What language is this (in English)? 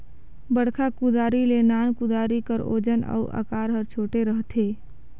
Chhattisgarhi